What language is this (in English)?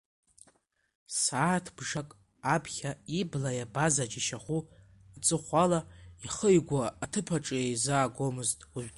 Abkhazian